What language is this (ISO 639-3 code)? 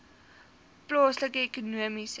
afr